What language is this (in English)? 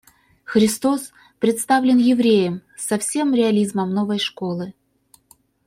Russian